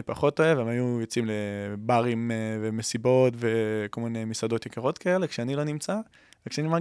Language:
Hebrew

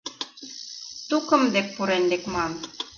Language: Mari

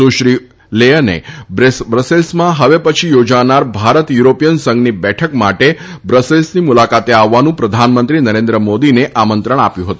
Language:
Gujarati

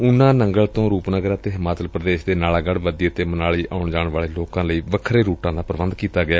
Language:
Punjabi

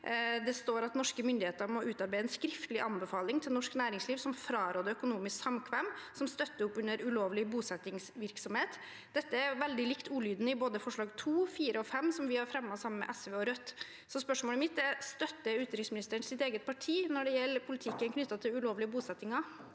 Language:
Norwegian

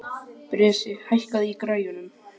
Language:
Icelandic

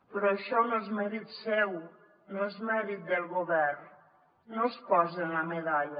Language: Catalan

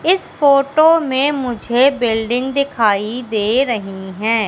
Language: Hindi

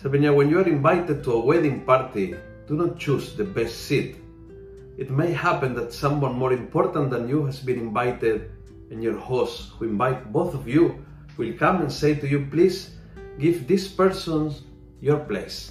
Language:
Filipino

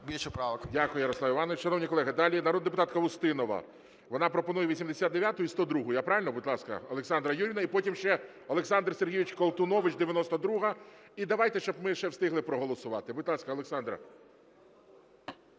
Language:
Ukrainian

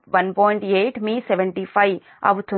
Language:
Telugu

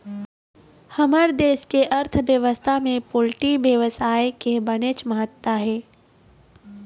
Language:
Chhattisgarhi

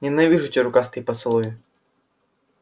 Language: Russian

